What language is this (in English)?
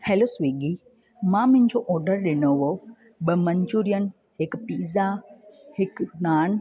Sindhi